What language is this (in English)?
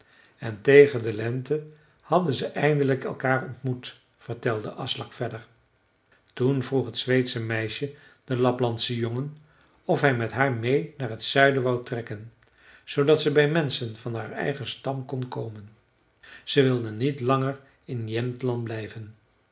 Dutch